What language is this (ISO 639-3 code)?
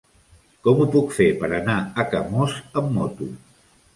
cat